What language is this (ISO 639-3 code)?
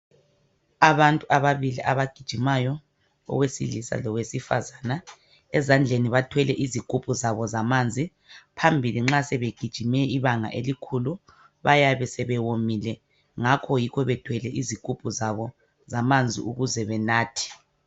nde